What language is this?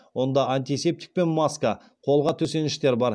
Kazakh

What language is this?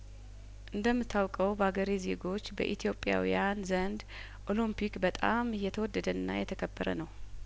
Amharic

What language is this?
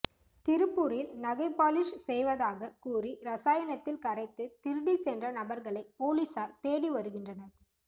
Tamil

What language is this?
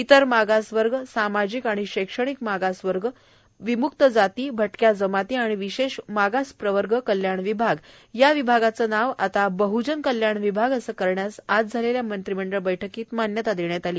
Marathi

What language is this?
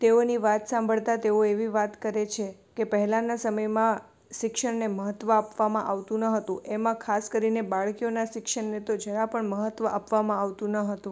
Gujarati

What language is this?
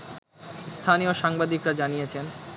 Bangla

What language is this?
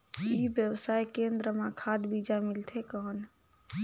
Chhattisgarhi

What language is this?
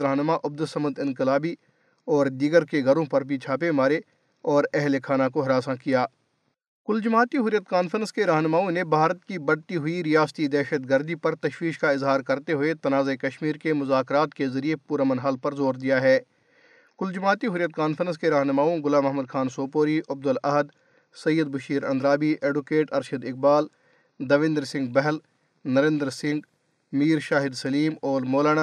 Urdu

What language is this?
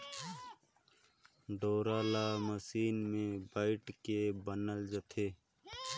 Chhattisgarhi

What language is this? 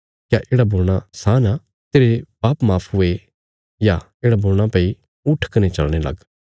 Bilaspuri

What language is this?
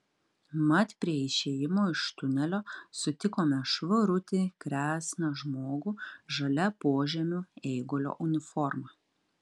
Lithuanian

